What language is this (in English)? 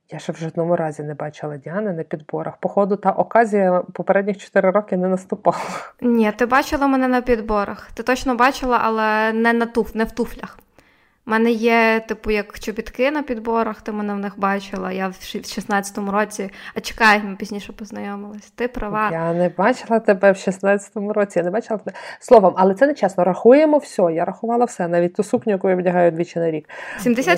Ukrainian